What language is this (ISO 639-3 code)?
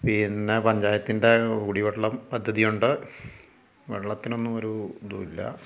mal